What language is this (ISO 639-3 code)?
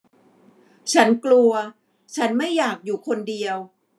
tha